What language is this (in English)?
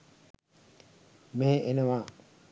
Sinhala